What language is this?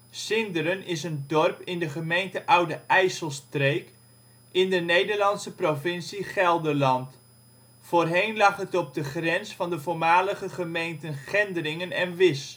Dutch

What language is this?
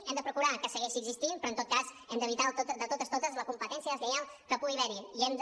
Catalan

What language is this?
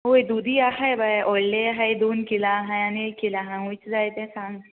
Konkani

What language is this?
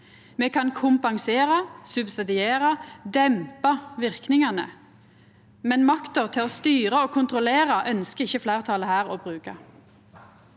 Norwegian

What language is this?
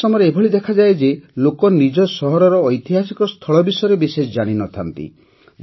Odia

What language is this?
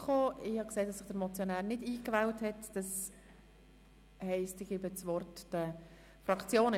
Swiss German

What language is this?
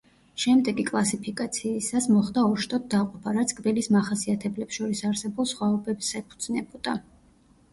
Georgian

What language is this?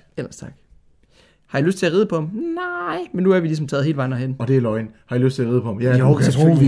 Danish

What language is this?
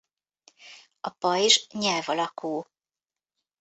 Hungarian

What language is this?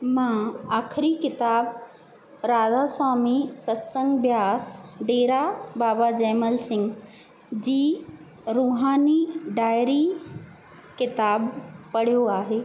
Sindhi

